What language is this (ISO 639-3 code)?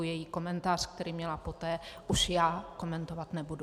ces